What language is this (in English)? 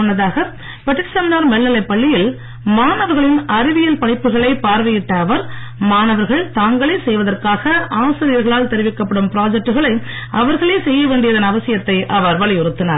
Tamil